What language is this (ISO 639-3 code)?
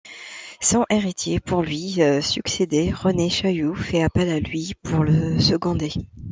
fra